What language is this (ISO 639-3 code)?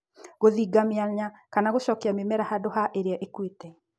kik